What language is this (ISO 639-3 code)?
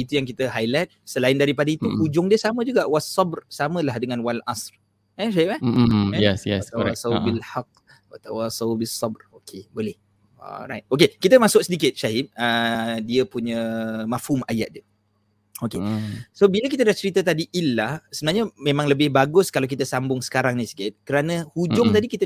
msa